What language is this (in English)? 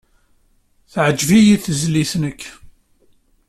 Kabyle